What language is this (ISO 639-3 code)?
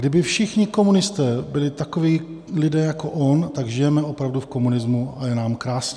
ces